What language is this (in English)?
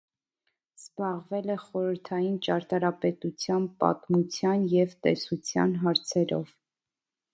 Armenian